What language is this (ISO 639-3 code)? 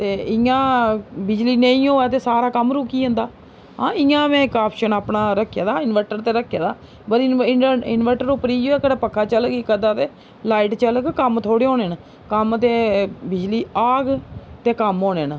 doi